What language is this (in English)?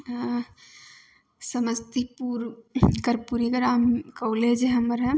Maithili